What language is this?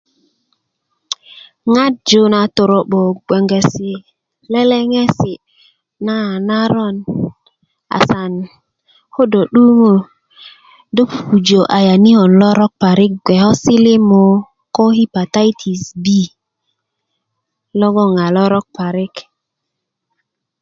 Kuku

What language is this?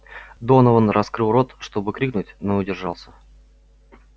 Russian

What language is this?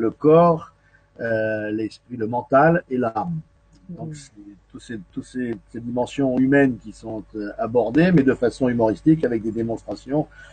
French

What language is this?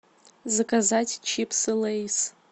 Russian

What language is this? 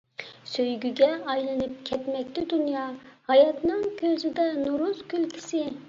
Uyghur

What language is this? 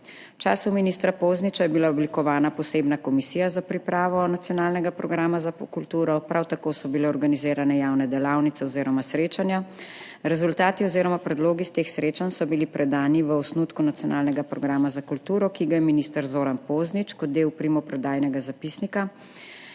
Slovenian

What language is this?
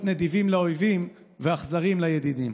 Hebrew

